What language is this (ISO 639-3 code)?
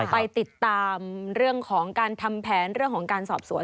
tha